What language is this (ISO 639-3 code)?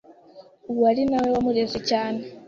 kin